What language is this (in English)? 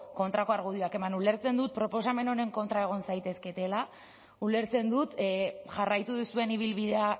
Basque